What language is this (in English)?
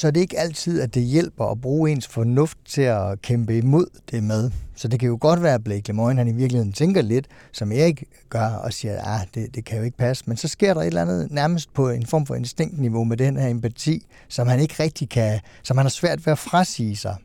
Danish